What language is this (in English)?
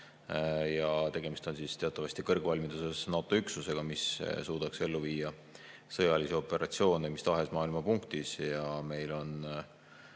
Estonian